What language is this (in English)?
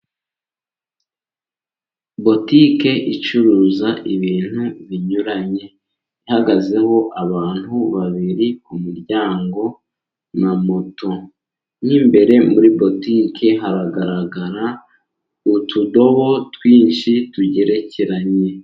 Kinyarwanda